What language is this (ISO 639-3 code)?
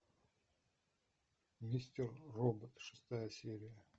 rus